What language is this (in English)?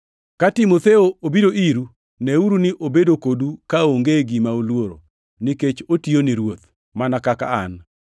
Luo (Kenya and Tanzania)